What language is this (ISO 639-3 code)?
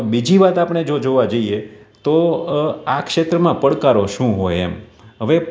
guj